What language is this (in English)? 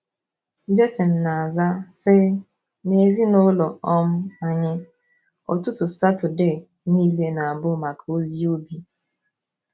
Igbo